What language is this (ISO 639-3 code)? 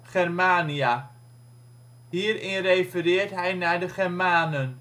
nld